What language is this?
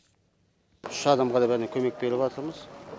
Kazakh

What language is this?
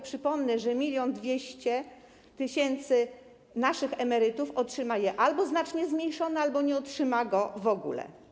Polish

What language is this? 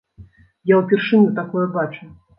Belarusian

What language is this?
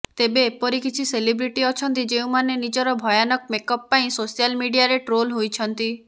Odia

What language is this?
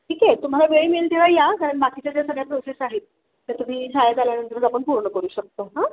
Marathi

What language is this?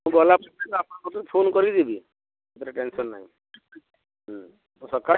Odia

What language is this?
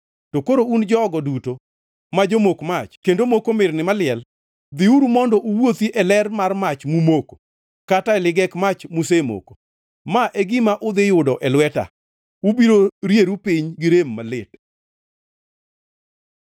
Luo (Kenya and Tanzania)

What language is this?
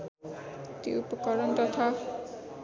Nepali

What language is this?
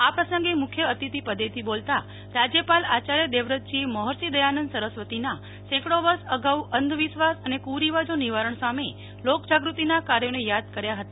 Gujarati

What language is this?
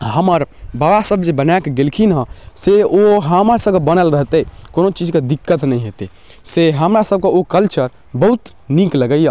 Maithili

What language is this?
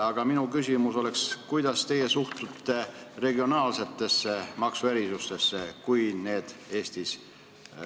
Estonian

